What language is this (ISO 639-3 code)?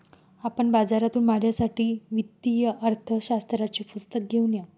mar